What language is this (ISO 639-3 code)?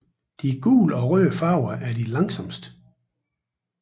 dan